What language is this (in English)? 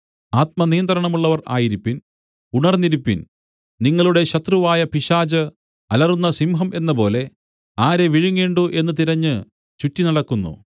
Malayalam